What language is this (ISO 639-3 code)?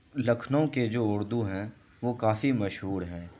urd